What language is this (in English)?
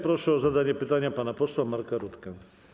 Polish